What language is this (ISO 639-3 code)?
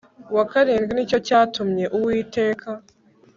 kin